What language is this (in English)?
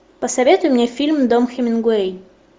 Russian